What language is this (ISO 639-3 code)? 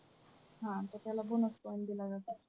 mar